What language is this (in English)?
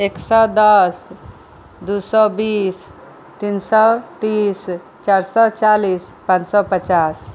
Maithili